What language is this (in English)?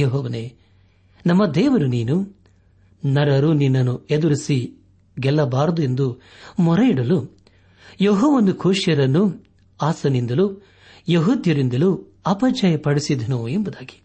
Kannada